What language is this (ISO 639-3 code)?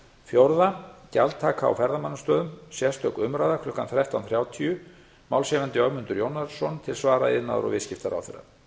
isl